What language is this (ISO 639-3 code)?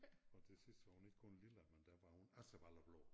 dan